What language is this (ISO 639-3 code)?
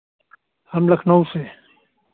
hin